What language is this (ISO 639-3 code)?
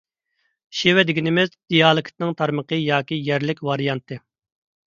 uig